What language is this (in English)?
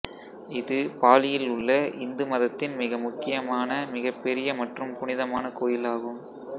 Tamil